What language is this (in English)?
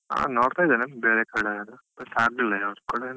Kannada